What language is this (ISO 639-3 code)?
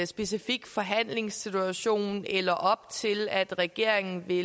dan